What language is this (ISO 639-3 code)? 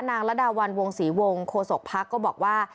tha